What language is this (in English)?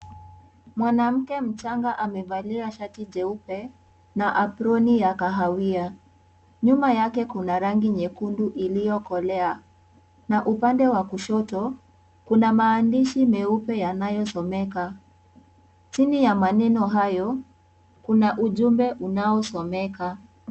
Swahili